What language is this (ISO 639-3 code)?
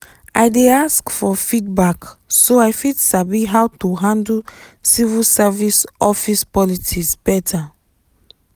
pcm